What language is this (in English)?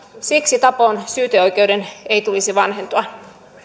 Finnish